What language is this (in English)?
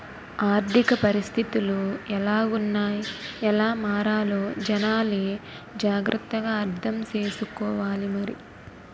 Telugu